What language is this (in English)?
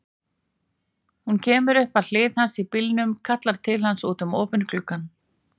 Icelandic